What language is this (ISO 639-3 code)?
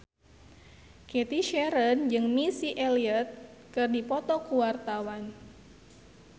sun